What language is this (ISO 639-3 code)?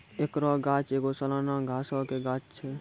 mai